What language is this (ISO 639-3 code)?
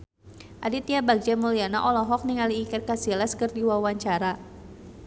sun